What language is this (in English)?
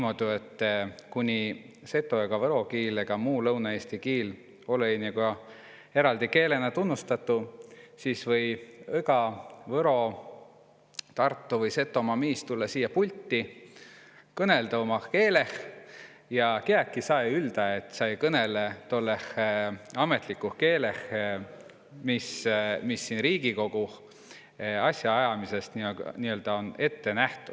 Estonian